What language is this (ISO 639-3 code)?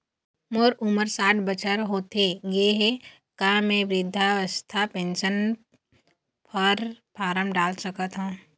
hne